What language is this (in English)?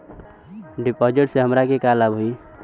Bhojpuri